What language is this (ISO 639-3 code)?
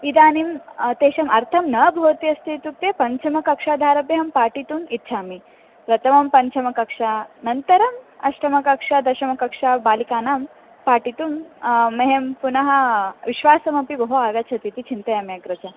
san